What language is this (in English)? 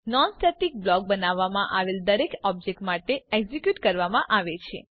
Gujarati